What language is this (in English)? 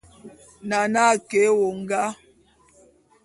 Bulu